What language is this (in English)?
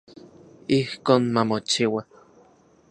Central Puebla Nahuatl